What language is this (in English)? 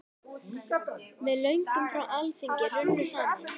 Icelandic